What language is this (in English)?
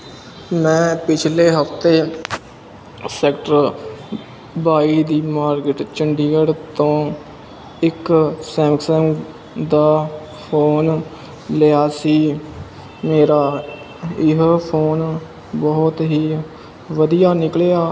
Punjabi